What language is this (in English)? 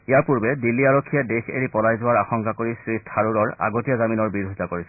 Assamese